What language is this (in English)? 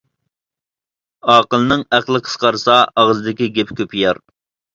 Uyghur